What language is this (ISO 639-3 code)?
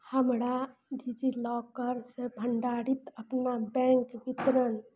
mai